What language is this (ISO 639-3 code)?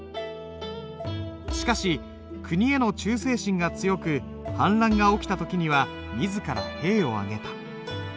jpn